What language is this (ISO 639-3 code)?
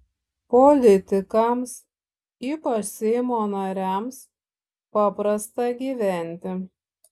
lit